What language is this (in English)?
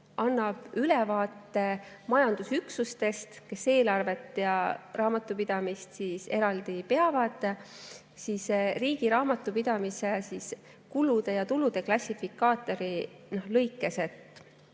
Estonian